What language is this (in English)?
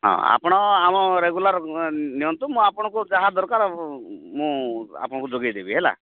Odia